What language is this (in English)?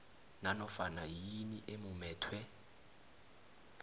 South Ndebele